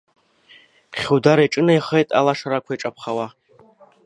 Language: Abkhazian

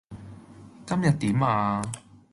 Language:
Cantonese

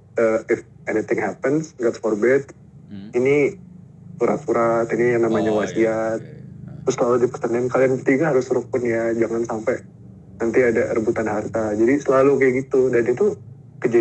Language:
Indonesian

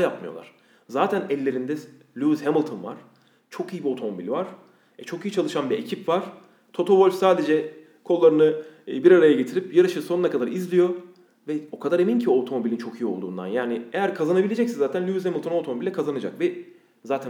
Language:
Turkish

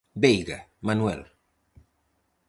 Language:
Galician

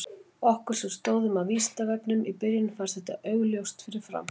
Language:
Icelandic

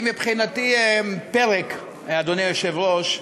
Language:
Hebrew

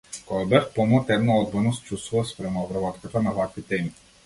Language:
Macedonian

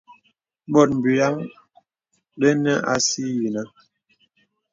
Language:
Bebele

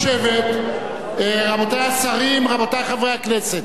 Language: Hebrew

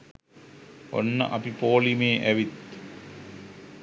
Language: Sinhala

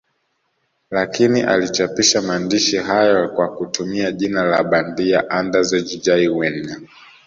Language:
Swahili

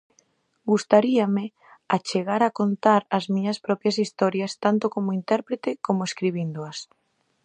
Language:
Galician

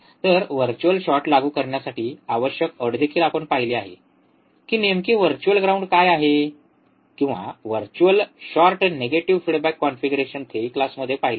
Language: Marathi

